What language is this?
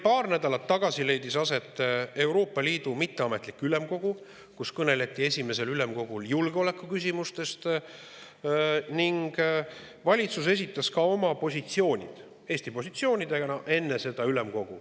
Estonian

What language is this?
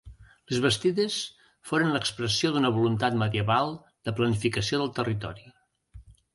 Catalan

